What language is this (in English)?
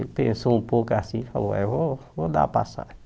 Portuguese